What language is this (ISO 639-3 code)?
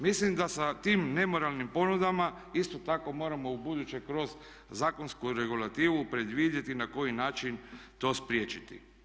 hrv